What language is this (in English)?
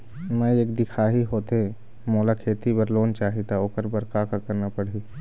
Chhattisgarhi